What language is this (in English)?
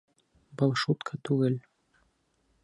Bashkir